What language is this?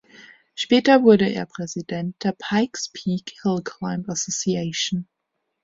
German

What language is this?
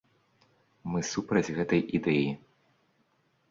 Belarusian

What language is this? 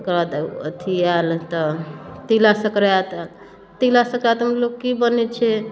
Maithili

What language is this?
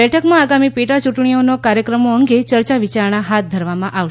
Gujarati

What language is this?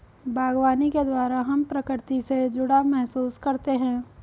Hindi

